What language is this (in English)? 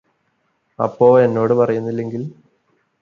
Malayalam